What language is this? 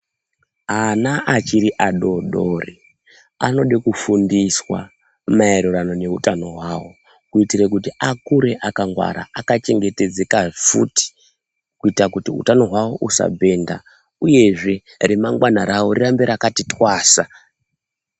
Ndau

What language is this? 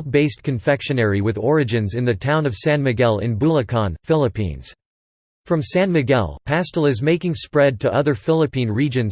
English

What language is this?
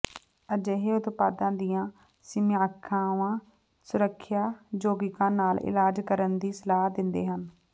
Punjabi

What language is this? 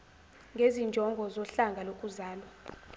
Zulu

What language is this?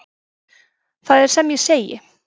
Icelandic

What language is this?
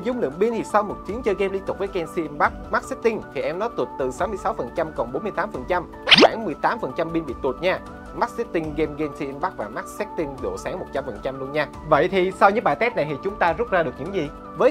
Vietnamese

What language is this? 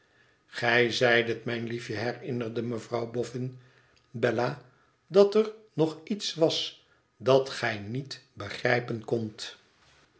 Dutch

